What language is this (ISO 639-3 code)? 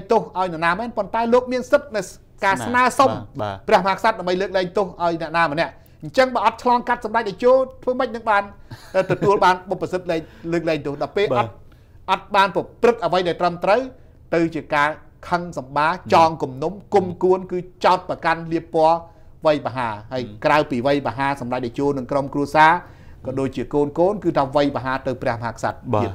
tha